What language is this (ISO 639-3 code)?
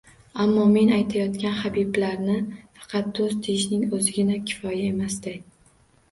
uzb